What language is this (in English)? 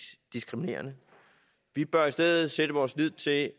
Danish